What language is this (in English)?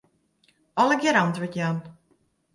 Western Frisian